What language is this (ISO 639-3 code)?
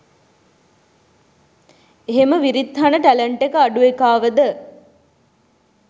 sin